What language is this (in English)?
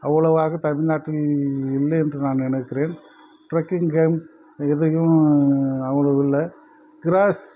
Tamil